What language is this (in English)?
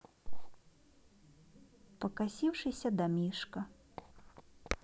Russian